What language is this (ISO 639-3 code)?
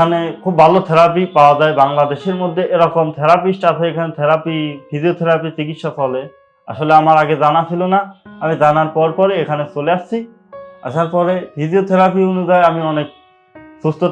tur